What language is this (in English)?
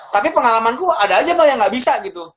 Indonesian